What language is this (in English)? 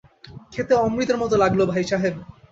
Bangla